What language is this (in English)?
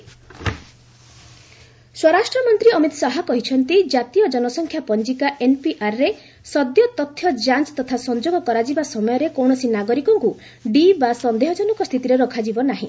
Odia